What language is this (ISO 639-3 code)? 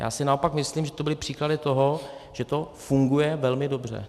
ces